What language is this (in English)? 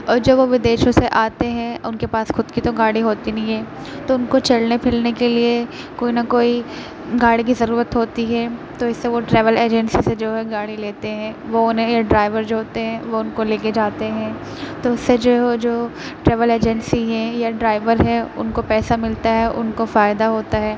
Urdu